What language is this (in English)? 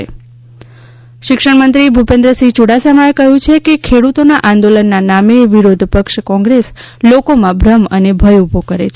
Gujarati